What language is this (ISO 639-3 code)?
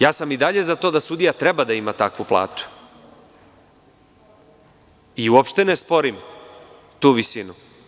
srp